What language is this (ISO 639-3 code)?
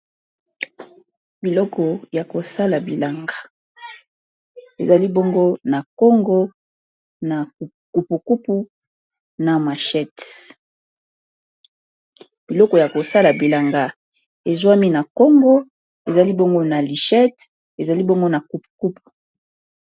lin